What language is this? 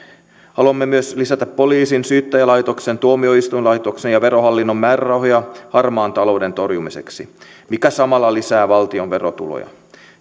Finnish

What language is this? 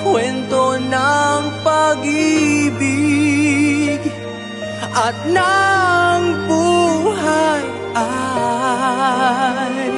Filipino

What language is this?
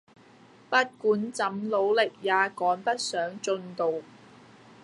Cantonese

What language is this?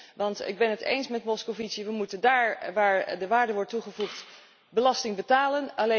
Dutch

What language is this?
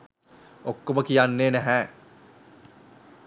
Sinhala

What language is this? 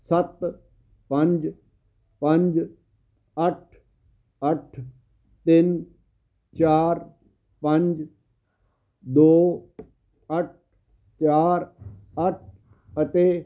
Punjabi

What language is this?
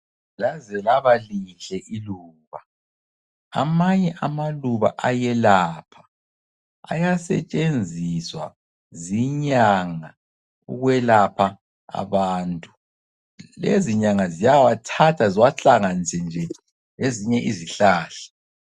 North Ndebele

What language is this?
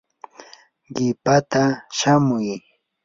Yanahuanca Pasco Quechua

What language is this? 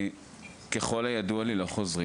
Hebrew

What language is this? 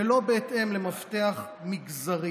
Hebrew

